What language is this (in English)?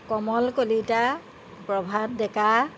Assamese